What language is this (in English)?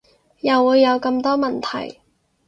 Cantonese